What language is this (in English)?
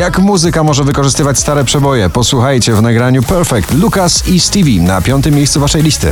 Polish